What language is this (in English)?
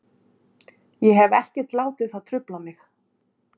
Icelandic